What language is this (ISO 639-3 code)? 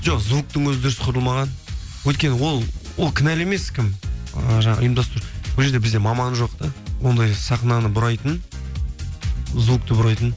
kaz